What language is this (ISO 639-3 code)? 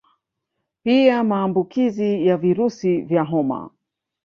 swa